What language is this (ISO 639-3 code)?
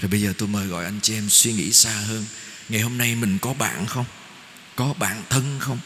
vie